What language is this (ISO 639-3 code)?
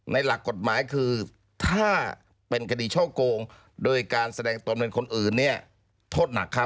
tha